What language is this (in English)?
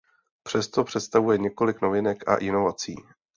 Czech